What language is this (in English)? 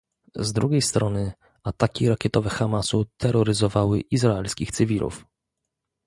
Polish